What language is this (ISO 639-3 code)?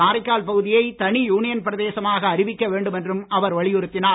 tam